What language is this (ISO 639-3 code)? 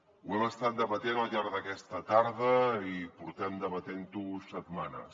cat